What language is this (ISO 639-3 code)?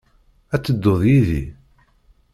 kab